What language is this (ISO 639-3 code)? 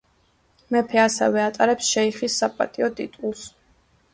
kat